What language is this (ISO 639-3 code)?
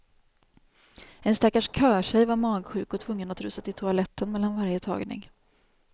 swe